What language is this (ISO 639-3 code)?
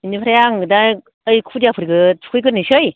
brx